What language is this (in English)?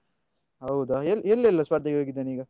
Kannada